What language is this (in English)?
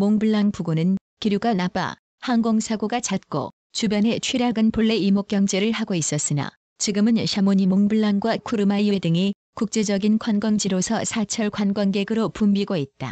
Korean